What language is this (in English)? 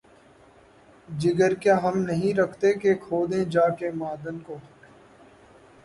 Urdu